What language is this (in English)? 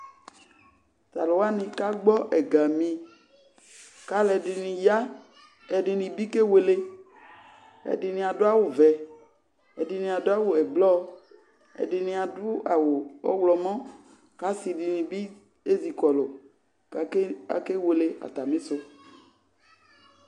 Ikposo